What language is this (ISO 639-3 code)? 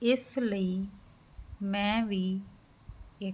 pan